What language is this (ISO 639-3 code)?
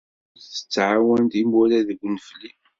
kab